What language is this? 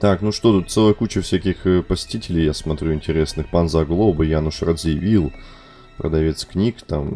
Russian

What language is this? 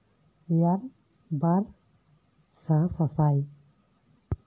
Santali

